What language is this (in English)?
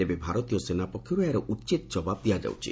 Odia